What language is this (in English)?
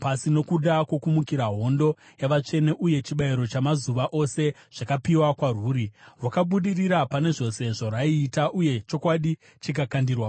Shona